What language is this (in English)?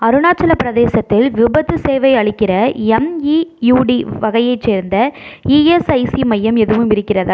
Tamil